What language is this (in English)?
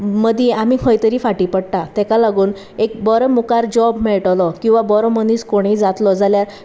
Konkani